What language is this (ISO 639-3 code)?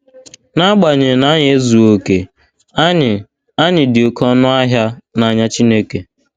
ibo